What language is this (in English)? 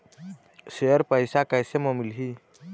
Chhattisgarhi